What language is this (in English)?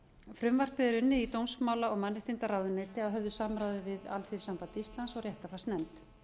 Icelandic